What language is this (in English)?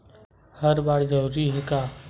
Chhattisgarhi